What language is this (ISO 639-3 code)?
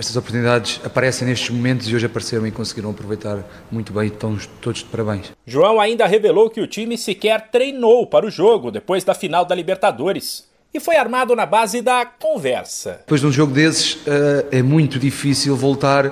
por